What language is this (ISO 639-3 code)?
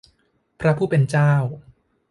tha